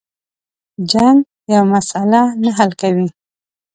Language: Pashto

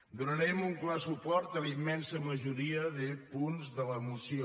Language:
Catalan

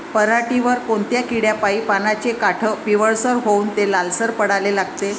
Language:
Marathi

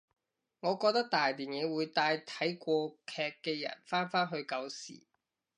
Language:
Cantonese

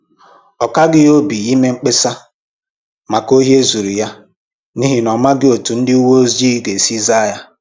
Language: Igbo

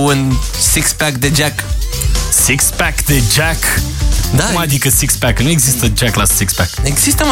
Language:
Romanian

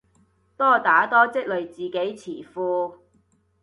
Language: Cantonese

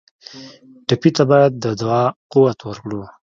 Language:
Pashto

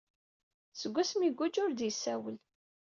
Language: Kabyle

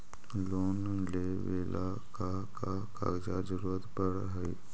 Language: Magahi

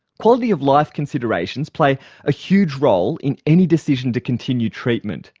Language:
English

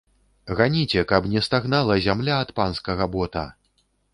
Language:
Belarusian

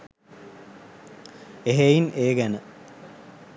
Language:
Sinhala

